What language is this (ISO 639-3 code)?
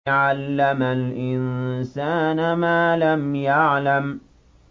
ara